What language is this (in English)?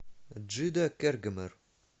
Russian